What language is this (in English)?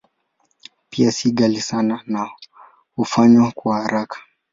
Swahili